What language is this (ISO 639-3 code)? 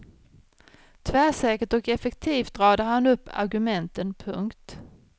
swe